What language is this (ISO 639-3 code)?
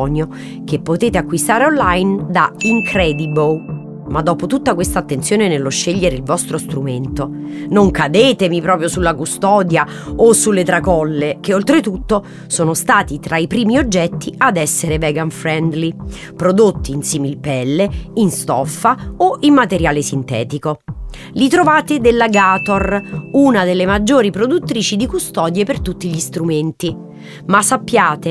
ita